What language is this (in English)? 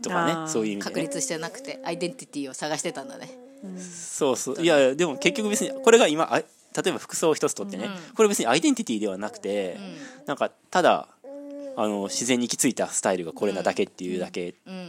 Japanese